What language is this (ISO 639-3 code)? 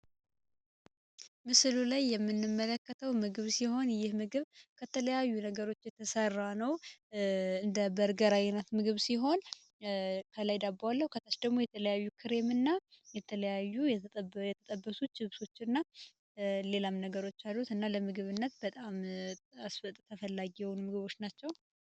amh